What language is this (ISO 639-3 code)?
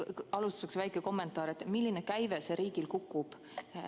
est